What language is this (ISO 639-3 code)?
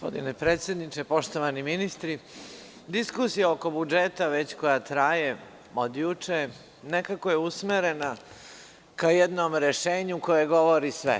srp